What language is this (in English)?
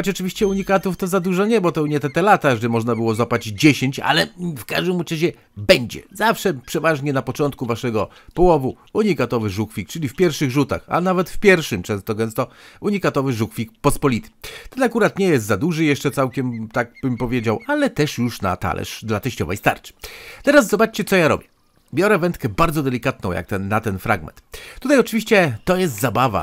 Polish